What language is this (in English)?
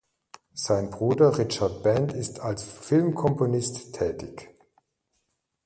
German